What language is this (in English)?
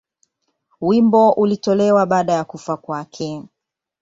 Swahili